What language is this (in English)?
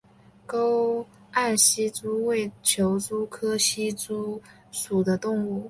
Chinese